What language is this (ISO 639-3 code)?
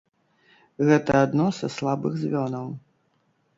bel